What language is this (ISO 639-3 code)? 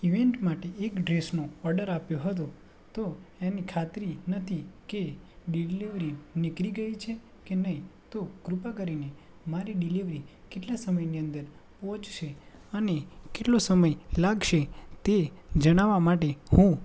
guj